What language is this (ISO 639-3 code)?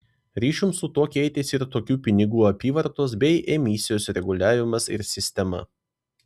lit